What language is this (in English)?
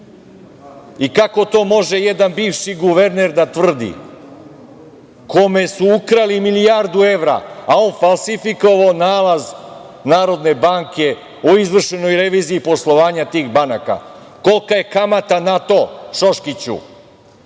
Serbian